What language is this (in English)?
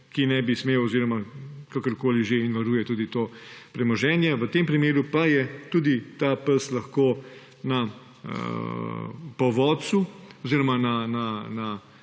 Slovenian